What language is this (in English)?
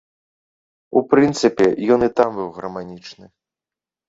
Belarusian